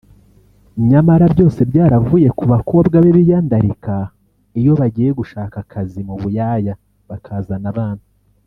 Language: Kinyarwanda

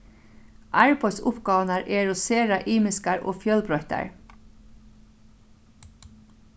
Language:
Faroese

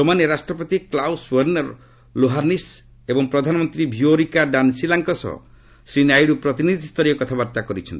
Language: Odia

